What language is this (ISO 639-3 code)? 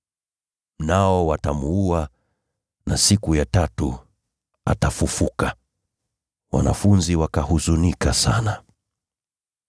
swa